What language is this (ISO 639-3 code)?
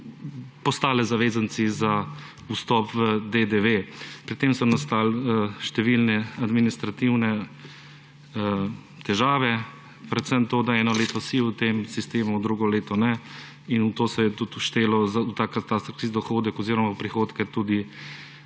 slv